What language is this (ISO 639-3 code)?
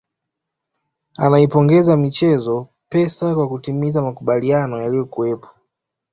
swa